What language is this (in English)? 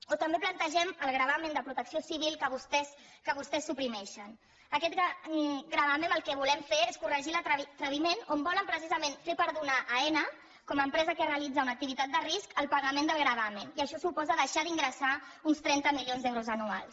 Catalan